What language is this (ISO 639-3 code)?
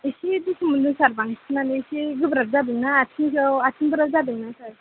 brx